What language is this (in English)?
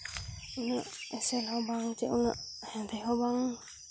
Santali